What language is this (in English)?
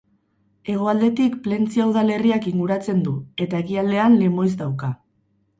Basque